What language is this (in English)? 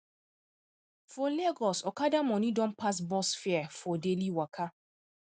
Nigerian Pidgin